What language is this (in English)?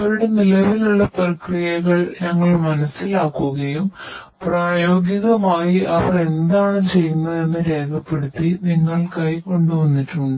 Malayalam